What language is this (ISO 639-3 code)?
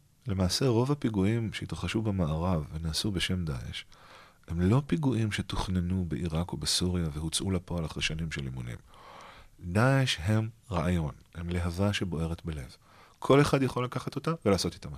heb